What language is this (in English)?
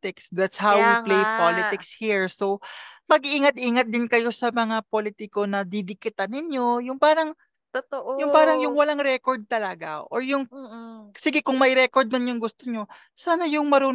Filipino